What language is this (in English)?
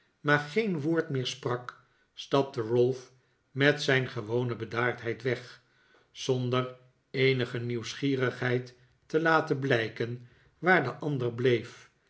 Dutch